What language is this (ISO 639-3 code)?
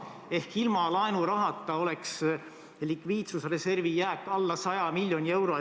est